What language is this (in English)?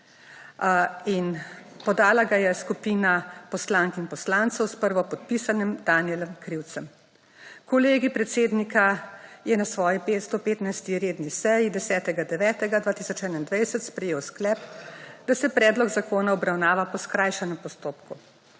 Slovenian